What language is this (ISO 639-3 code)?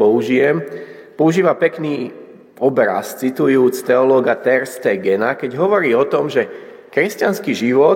slk